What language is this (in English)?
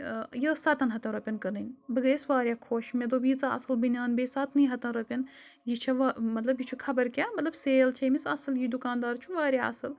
Kashmiri